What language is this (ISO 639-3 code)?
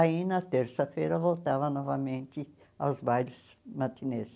por